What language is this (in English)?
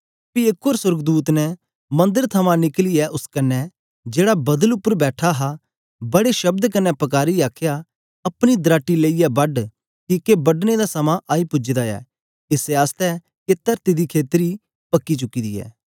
Dogri